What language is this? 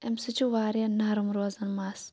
Kashmiri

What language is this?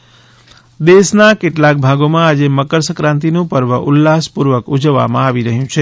Gujarati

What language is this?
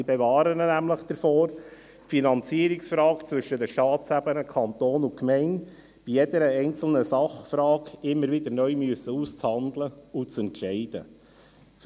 Swiss German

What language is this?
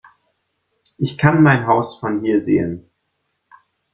German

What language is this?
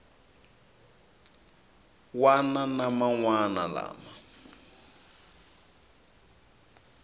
Tsonga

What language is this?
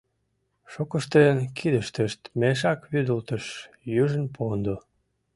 Mari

